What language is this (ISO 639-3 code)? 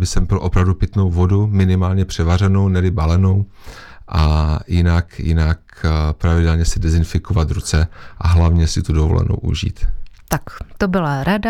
ces